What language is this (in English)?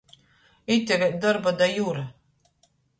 Latgalian